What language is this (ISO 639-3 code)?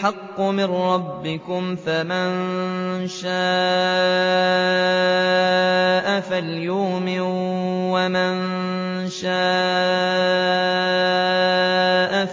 ara